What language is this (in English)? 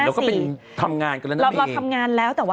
Thai